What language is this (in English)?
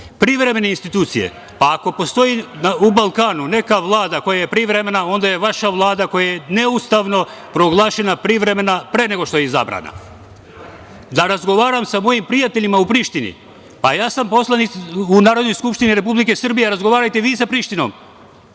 Serbian